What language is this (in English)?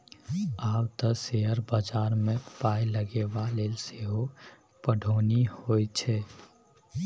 Maithili